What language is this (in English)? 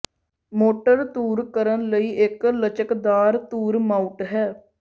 Punjabi